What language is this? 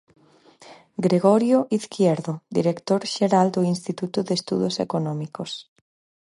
Galician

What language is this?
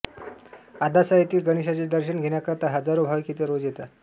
Marathi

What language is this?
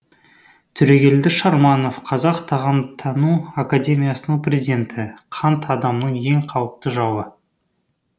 Kazakh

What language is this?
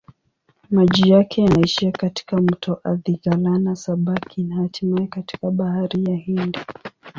Swahili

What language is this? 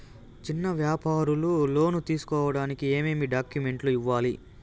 Telugu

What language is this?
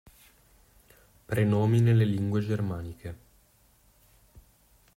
Italian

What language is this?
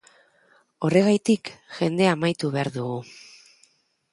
Basque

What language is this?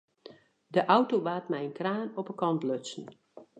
Western Frisian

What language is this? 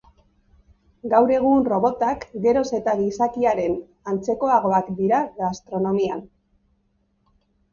Basque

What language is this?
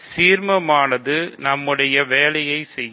Tamil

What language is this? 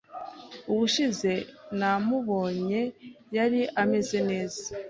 Kinyarwanda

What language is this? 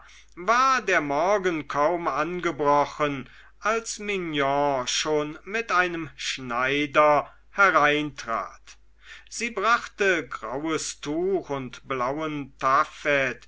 German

